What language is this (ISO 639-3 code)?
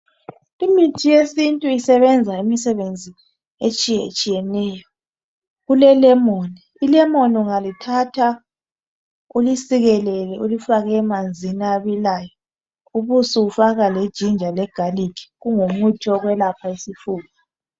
nde